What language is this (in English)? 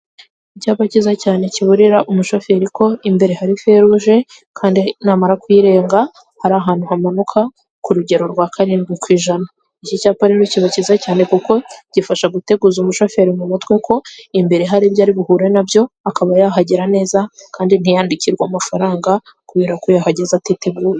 Kinyarwanda